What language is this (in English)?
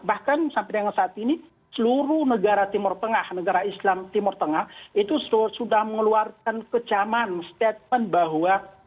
Indonesian